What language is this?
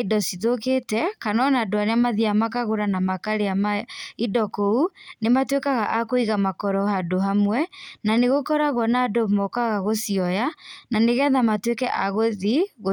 Kikuyu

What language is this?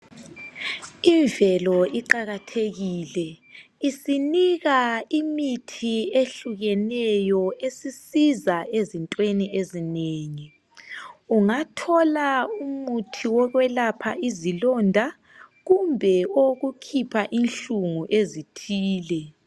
North Ndebele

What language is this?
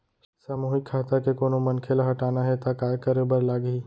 Chhattisgarhi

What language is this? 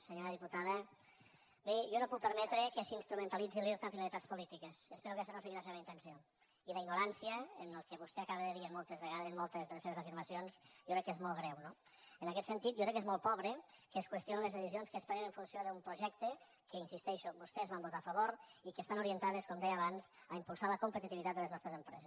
Catalan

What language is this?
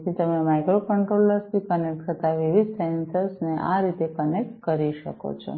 Gujarati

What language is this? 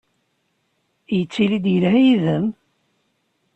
Kabyle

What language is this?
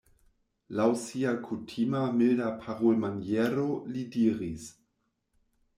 Esperanto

